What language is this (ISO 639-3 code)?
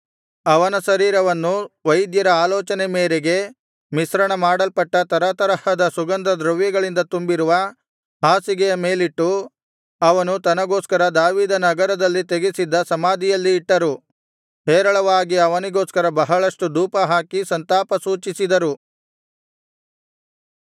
kan